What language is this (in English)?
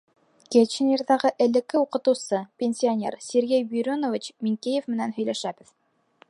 Bashkir